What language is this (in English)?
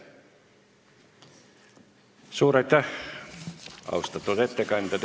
Estonian